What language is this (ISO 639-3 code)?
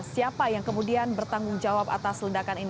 ind